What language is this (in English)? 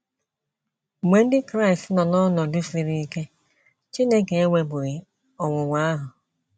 Igbo